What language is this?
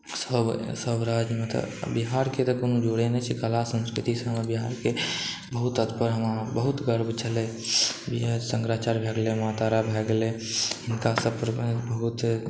Maithili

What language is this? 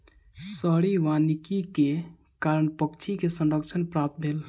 Maithili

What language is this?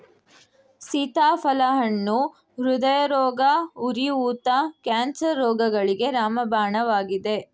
Kannada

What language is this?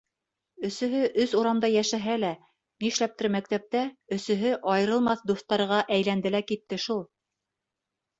Bashkir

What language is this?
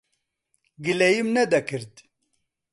Central Kurdish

